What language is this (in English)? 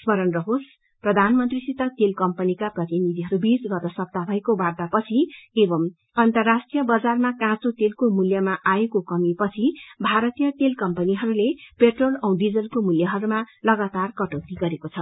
Nepali